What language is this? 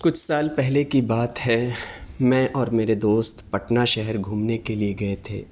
Urdu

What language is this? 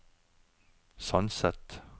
Norwegian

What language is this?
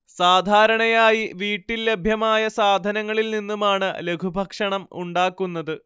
Malayalam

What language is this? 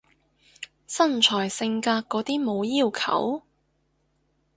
Cantonese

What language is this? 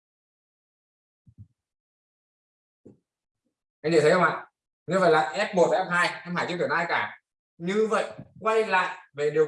Vietnamese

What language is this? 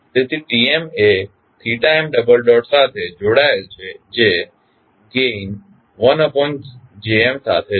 Gujarati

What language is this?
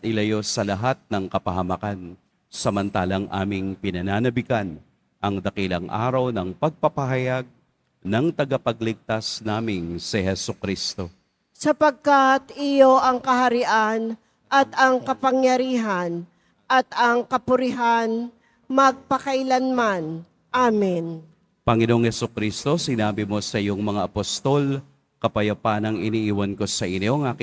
Filipino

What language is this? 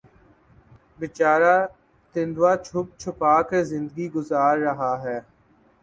Urdu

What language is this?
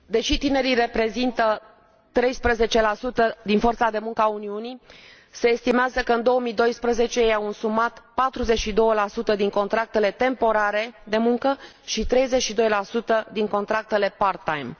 Romanian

